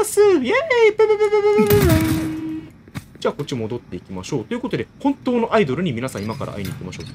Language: Japanese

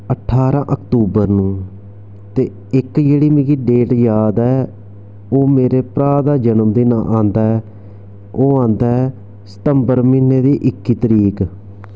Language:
Dogri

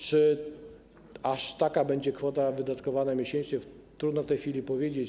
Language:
Polish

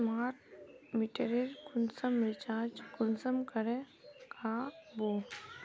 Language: Magahi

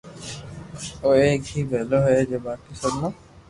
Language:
Loarki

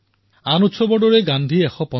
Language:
Assamese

